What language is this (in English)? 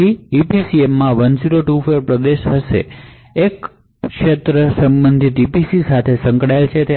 Gujarati